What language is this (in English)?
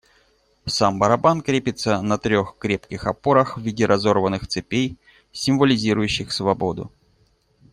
Russian